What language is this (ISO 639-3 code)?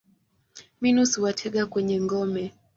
swa